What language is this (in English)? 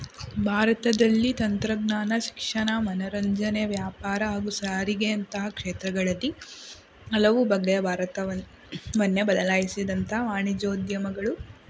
Kannada